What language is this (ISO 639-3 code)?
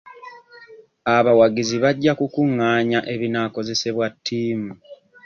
lug